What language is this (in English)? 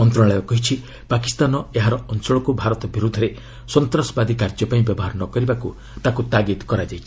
Odia